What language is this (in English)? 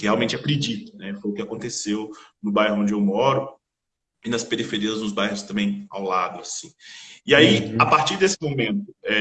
Portuguese